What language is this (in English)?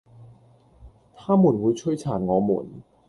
Cantonese